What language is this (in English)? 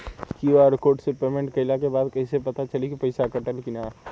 Bhojpuri